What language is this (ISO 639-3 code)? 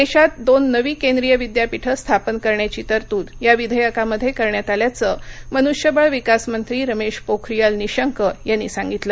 mar